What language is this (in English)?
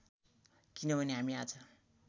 Nepali